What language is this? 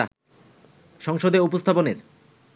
Bangla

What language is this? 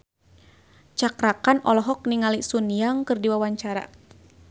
Sundanese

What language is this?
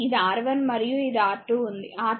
Telugu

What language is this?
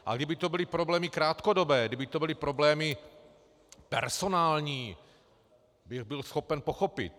Czech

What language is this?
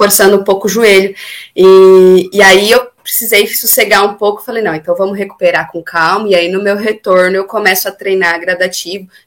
Portuguese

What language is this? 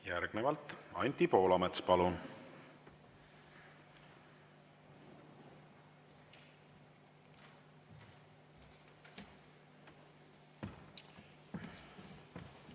Estonian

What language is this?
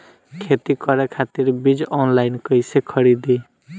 Bhojpuri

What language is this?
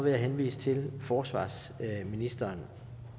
Danish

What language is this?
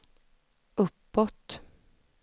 Swedish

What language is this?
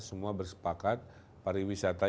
Indonesian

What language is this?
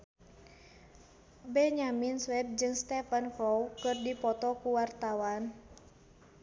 Sundanese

